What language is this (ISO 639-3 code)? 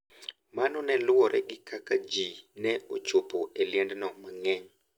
luo